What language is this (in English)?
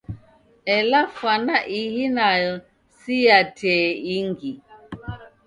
Taita